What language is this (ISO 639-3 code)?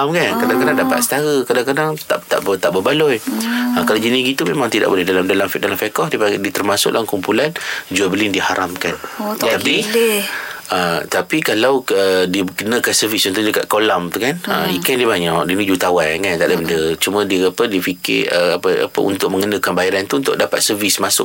msa